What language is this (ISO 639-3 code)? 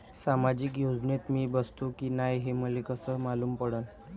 mar